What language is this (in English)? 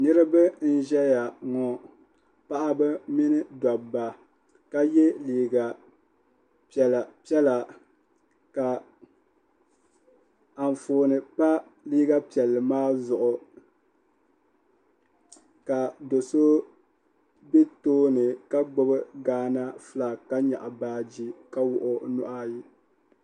Dagbani